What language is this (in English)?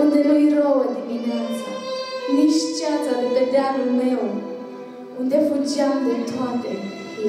Romanian